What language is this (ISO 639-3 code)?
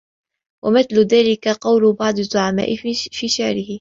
ara